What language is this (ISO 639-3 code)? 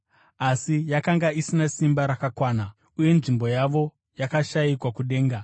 sna